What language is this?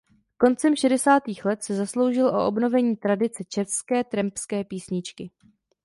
Czech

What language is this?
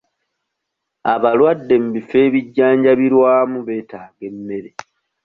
Ganda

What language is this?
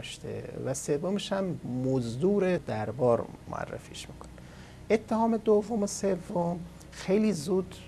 Persian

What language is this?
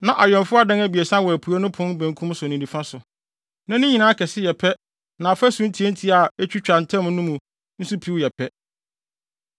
Akan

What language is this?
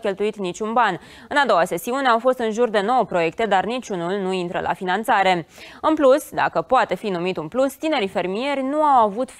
Romanian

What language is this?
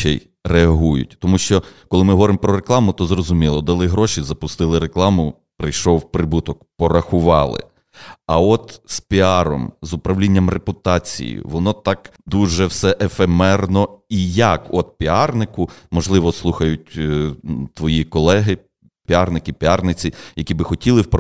Ukrainian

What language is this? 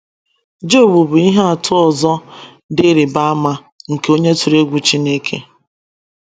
Igbo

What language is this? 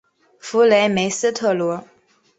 Chinese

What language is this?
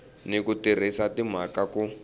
Tsonga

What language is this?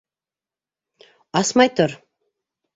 Bashkir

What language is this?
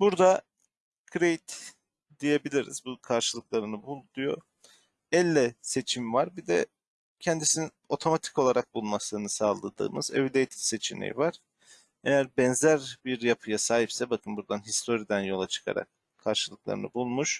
Turkish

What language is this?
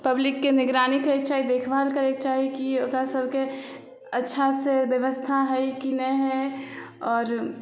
Maithili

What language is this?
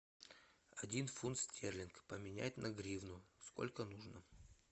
Russian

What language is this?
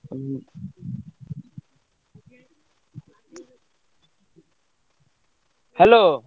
Odia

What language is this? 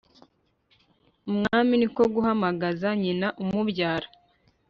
Kinyarwanda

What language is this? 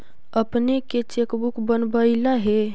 Magahi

